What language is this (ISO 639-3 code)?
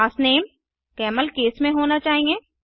hin